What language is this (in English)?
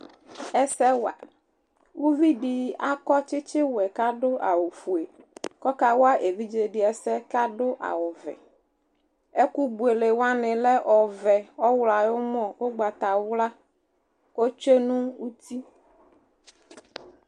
Ikposo